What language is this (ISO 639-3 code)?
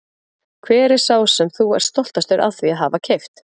isl